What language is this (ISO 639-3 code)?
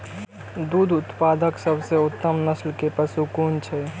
mai